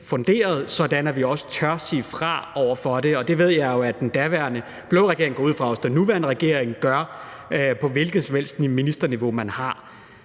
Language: Danish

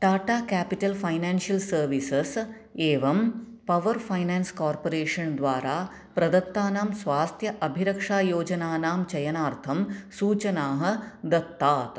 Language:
Sanskrit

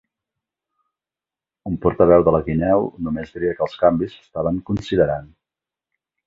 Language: Catalan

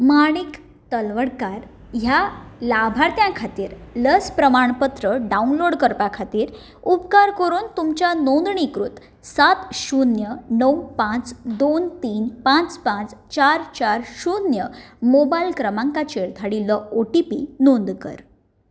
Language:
Konkani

